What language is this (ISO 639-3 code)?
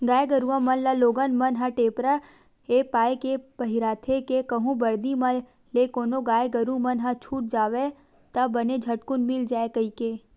hne